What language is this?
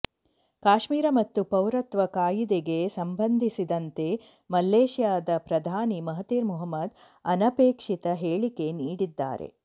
Kannada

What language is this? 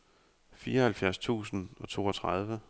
Danish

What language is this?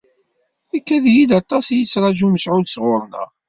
Kabyle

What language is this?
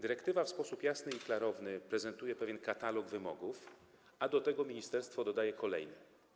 Polish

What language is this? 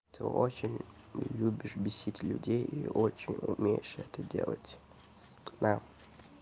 Russian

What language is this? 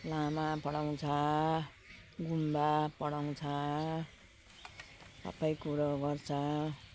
Nepali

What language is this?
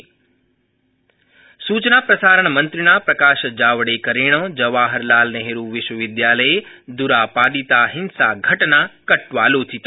Sanskrit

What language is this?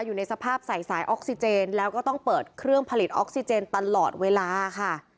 Thai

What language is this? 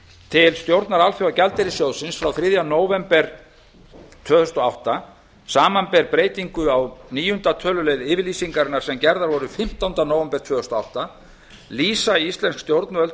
Icelandic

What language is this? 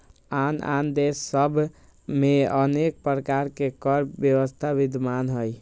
Magahi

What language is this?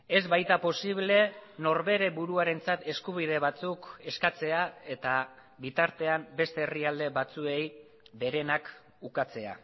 Basque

